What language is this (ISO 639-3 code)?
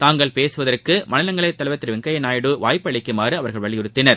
tam